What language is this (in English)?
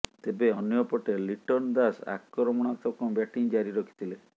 Odia